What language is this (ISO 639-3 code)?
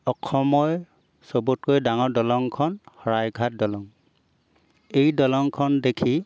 asm